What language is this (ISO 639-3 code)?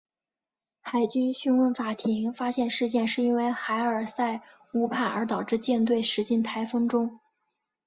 zho